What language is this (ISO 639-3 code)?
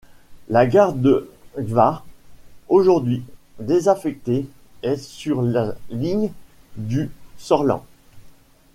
fra